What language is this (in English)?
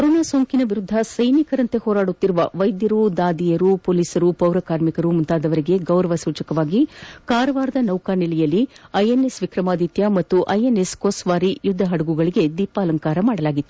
Kannada